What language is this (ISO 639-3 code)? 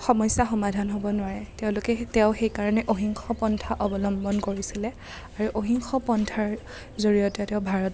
asm